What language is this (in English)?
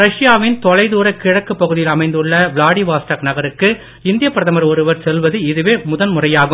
Tamil